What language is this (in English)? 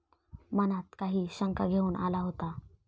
Marathi